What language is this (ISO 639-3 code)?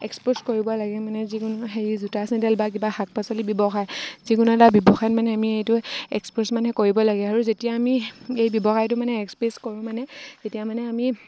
asm